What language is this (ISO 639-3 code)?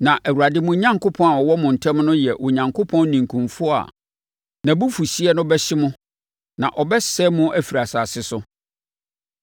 aka